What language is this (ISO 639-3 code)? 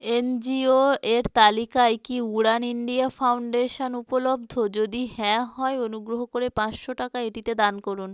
ben